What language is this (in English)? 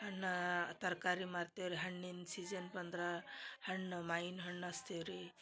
Kannada